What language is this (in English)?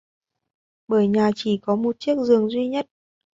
Vietnamese